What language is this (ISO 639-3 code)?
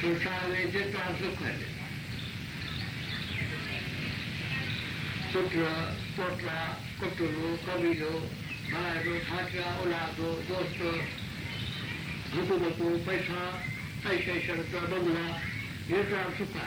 hin